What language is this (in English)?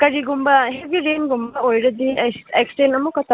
Manipuri